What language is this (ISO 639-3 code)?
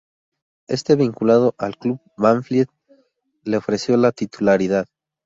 spa